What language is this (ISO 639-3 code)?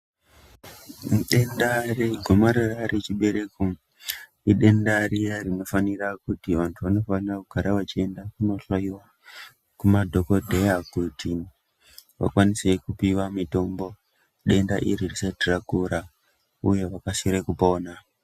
ndc